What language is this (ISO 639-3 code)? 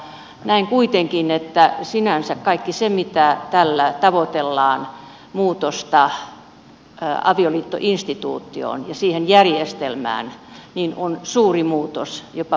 fin